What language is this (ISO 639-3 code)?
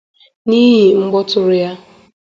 ibo